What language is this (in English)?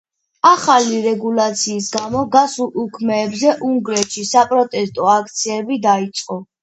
Georgian